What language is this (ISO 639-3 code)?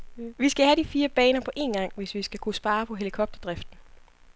dan